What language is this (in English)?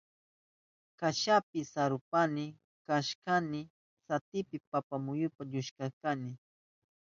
Southern Pastaza Quechua